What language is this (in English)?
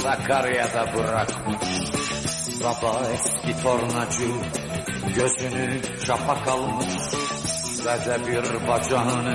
Turkish